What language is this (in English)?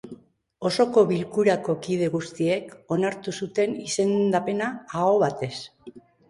Basque